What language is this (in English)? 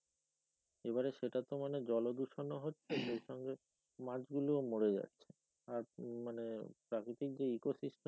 Bangla